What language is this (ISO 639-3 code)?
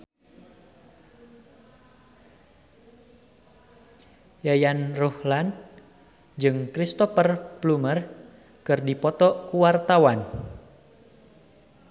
sun